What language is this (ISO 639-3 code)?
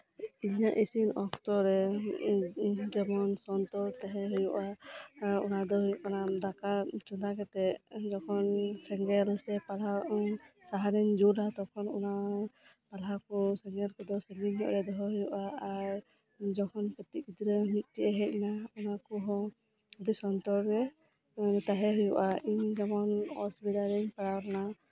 sat